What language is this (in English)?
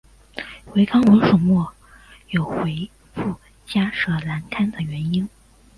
Chinese